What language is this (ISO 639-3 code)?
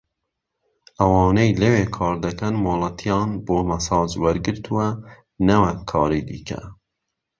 ckb